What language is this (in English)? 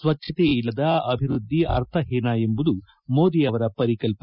Kannada